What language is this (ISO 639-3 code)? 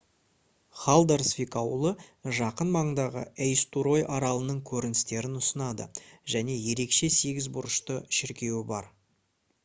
kaz